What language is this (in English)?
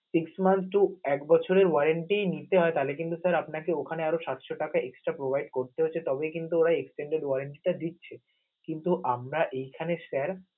Bangla